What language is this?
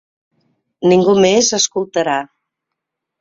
Catalan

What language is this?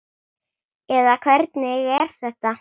Icelandic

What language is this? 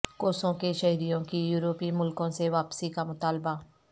Urdu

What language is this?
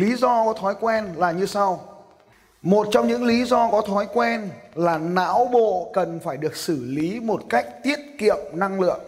Vietnamese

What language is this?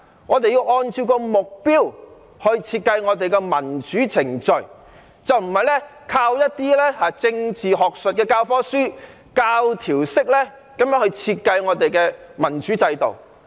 Cantonese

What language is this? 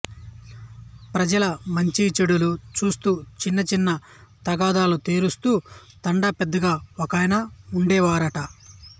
Telugu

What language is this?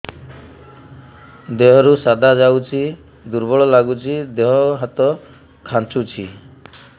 Odia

